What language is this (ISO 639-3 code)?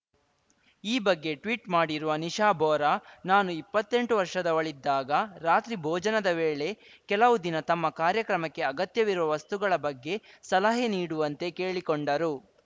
kan